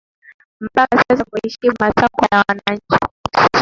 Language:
Swahili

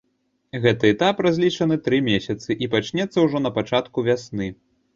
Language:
Belarusian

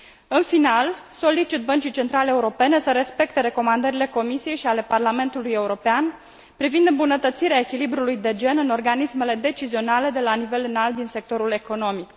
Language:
Romanian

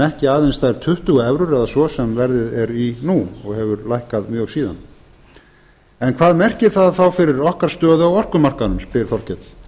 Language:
Icelandic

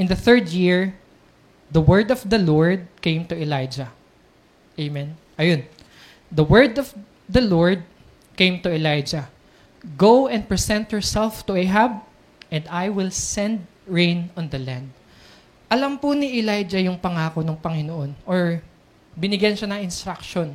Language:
Filipino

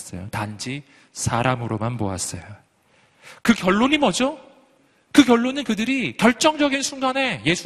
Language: Korean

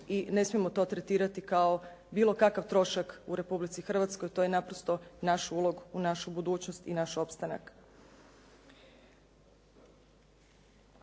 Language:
Croatian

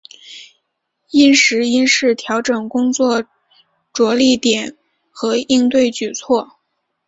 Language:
Chinese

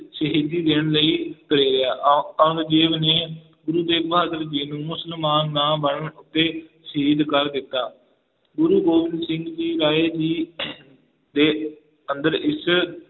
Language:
Punjabi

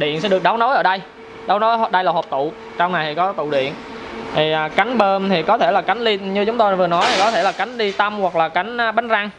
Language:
Vietnamese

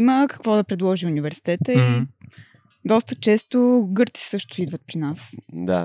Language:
Bulgarian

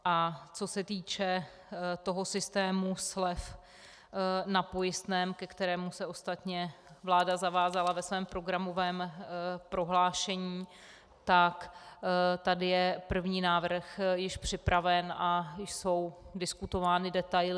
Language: Czech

